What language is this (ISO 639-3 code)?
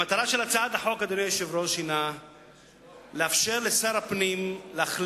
heb